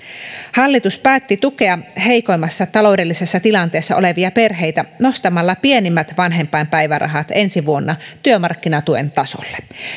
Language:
Finnish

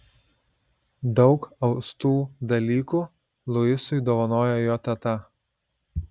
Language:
Lithuanian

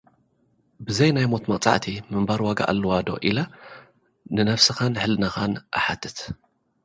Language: Tigrinya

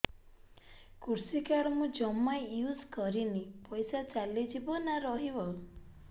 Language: Odia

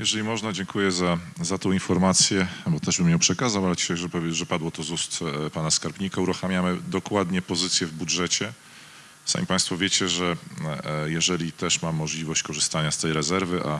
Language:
Polish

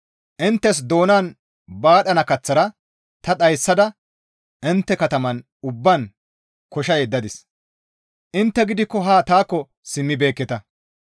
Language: Gamo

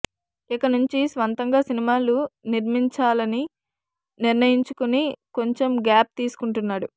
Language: Telugu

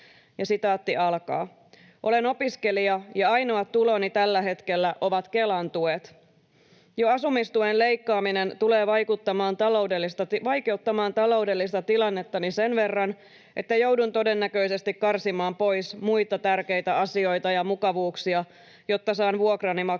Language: Finnish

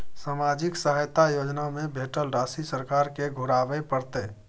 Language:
Maithili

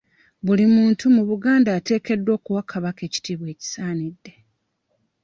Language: Ganda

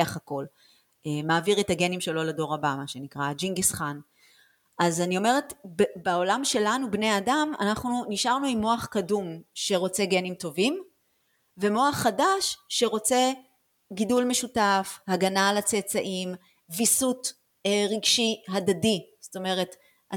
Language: Hebrew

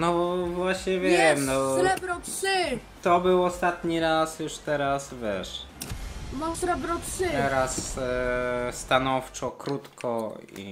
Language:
Polish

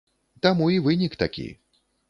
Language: Belarusian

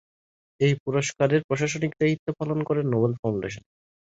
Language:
Bangla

